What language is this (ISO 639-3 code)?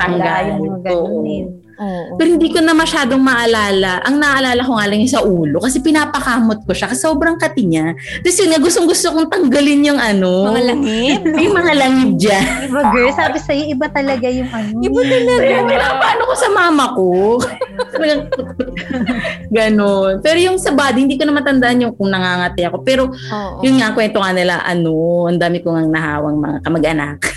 fil